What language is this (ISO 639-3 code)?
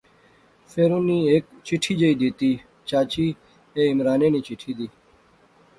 phr